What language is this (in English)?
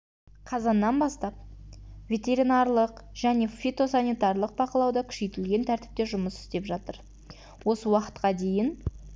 Kazakh